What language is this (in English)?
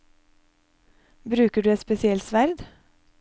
Norwegian